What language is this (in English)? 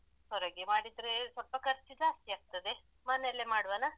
Kannada